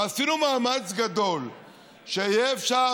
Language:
Hebrew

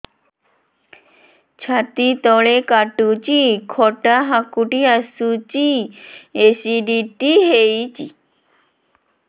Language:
Odia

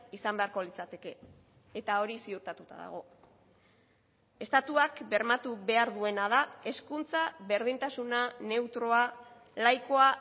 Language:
Basque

